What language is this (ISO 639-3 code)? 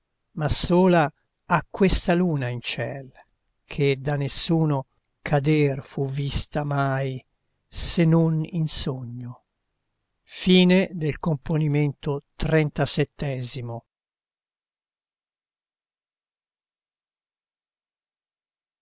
ita